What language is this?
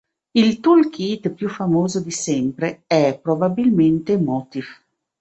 Italian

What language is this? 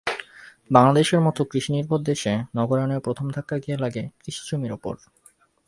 Bangla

